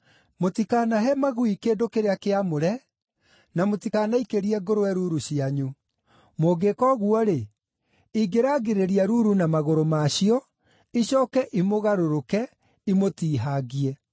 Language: Kikuyu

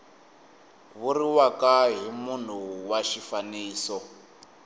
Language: Tsonga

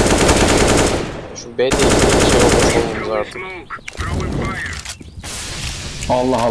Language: Turkish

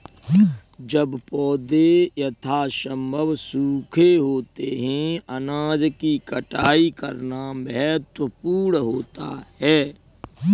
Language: Hindi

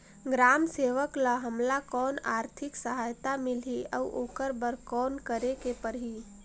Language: Chhattisgarhi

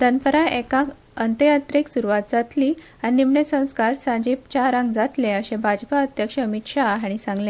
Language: Konkani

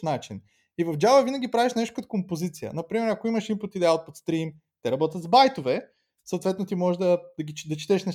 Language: Bulgarian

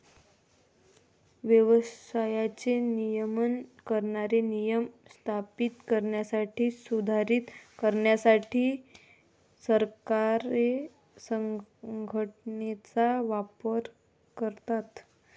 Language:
Marathi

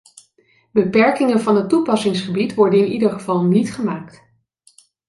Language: Dutch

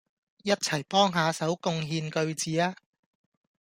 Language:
Cantonese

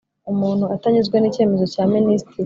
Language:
Kinyarwanda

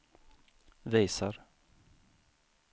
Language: Swedish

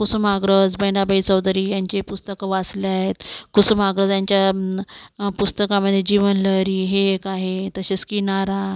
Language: Marathi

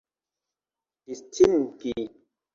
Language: Esperanto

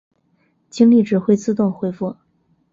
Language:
Chinese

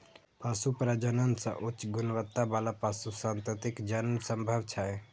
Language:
Maithili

